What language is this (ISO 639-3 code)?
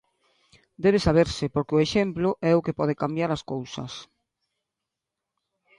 glg